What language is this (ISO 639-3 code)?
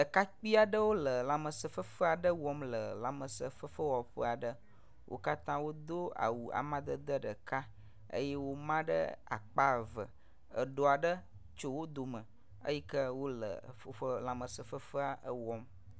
ewe